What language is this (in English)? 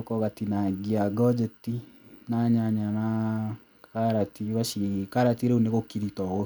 Kikuyu